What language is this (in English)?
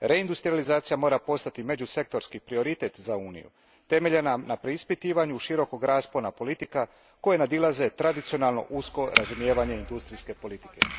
Croatian